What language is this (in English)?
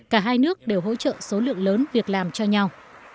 Vietnamese